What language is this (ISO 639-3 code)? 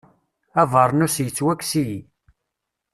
kab